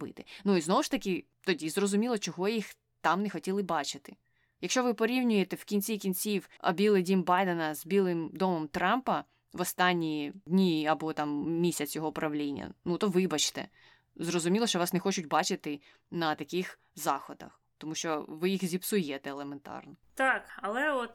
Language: Ukrainian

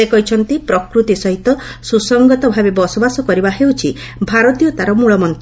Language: Odia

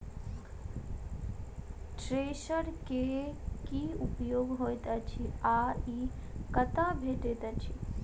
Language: Maithili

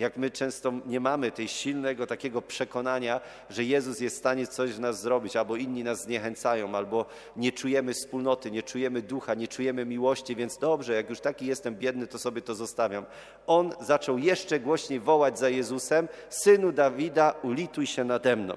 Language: Polish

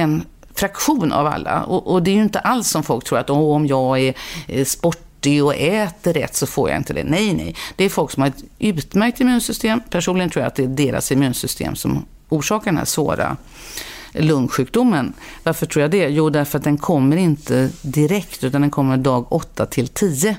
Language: Swedish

